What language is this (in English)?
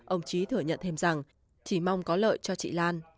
Vietnamese